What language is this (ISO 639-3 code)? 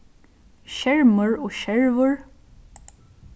fao